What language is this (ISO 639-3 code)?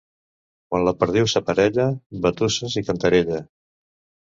cat